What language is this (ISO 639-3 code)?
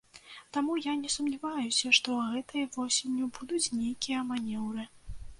bel